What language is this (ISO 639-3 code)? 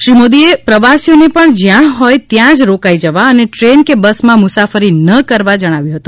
guj